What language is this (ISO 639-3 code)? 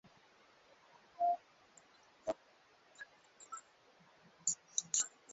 swa